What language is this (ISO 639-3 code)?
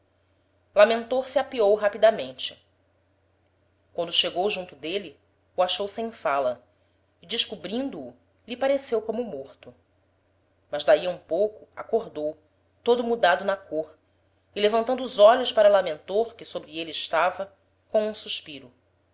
por